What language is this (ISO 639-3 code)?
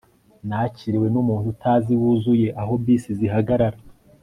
kin